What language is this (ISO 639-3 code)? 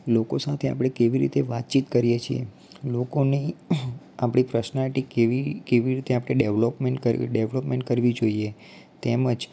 guj